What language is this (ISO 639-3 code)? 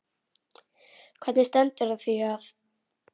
isl